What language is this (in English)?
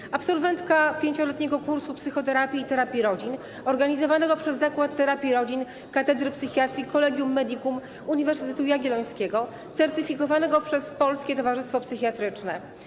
Polish